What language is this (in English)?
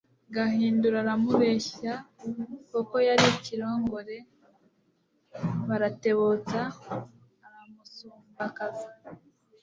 Kinyarwanda